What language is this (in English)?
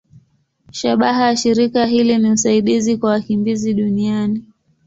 Swahili